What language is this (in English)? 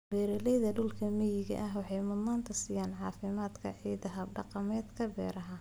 Somali